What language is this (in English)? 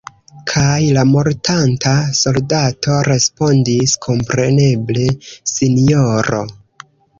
Esperanto